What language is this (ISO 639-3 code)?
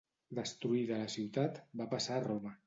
cat